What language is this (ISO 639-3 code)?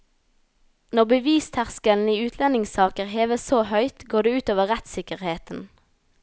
nor